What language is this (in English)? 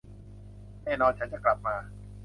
Thai